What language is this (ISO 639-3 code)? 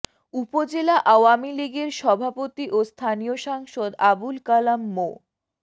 ben